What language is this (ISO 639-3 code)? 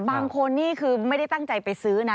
tha